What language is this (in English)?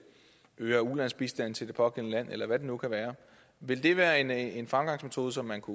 Danish